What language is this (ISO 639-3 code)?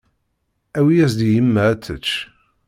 kab